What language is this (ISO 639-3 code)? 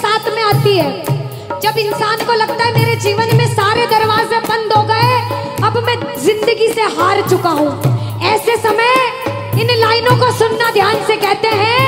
hin